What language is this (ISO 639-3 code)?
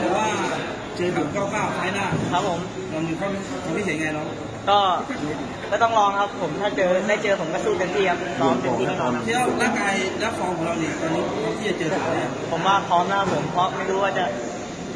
tha